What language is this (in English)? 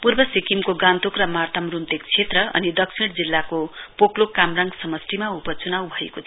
Nepali